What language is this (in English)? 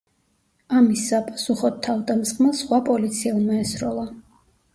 Georgian